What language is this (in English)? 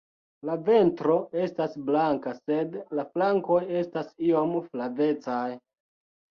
Esperanto